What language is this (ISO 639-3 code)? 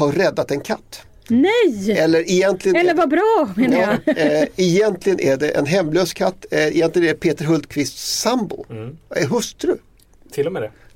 swe